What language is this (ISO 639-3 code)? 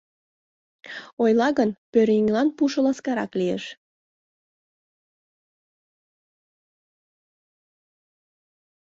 chm